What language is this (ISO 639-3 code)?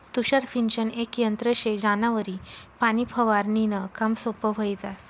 mar